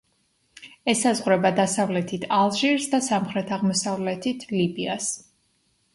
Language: Georgian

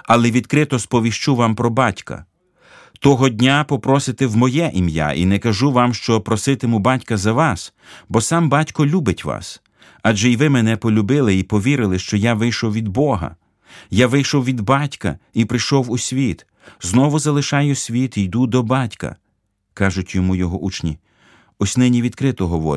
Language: Ukrainian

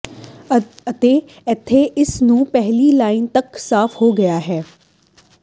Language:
Punjabi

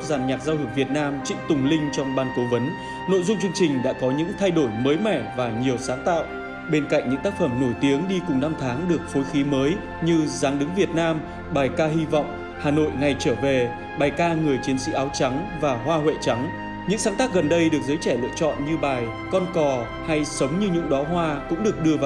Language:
Vietnamese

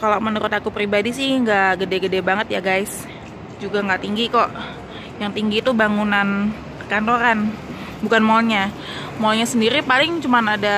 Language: Indonesian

